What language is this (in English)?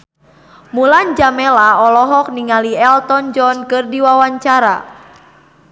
Sundanese